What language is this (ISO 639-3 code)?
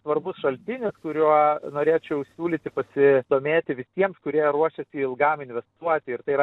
lit